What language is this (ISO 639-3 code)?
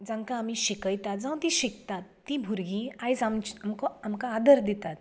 kok